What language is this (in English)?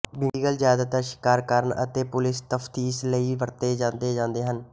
Punjabi